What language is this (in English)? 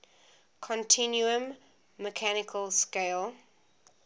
English